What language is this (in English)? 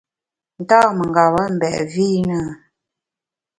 Bamun